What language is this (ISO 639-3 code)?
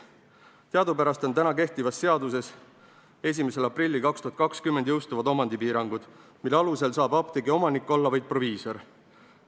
est